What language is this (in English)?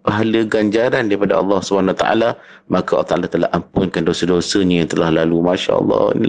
Malay